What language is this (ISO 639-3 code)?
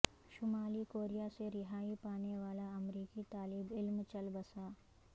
urd